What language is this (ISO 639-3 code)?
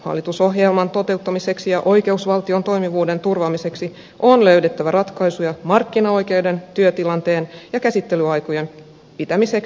fin